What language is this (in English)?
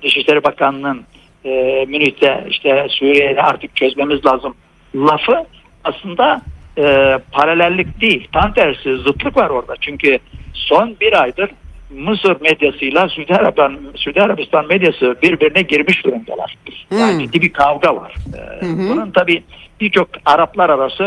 Turkish